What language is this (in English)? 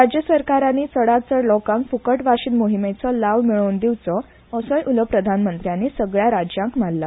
Konkani